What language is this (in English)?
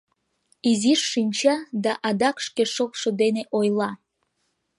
Mari